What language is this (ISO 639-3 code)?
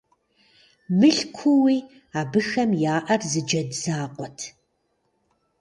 kbd